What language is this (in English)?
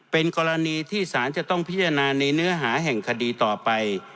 Thai